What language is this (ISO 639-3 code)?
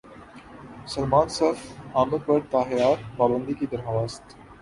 urd